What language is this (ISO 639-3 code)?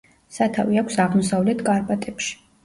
kat